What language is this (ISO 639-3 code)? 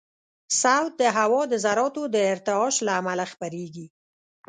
pus